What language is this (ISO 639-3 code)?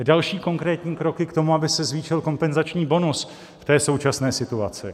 ces